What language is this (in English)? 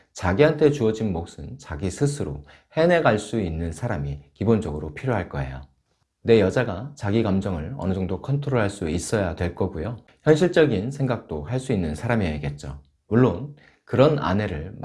Korean